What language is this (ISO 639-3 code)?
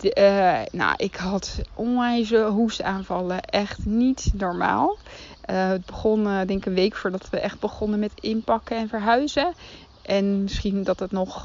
nld